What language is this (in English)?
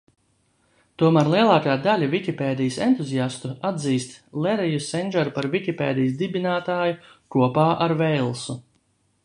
Latvian